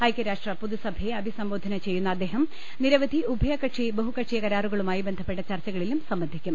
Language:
Malayalam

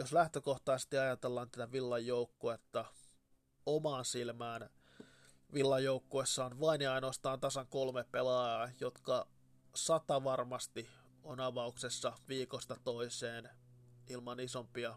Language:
Finnish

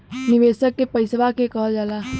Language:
Bhojpuri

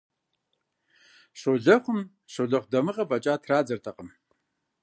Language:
Kabardian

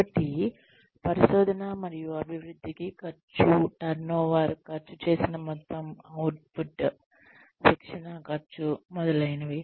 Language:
Telugu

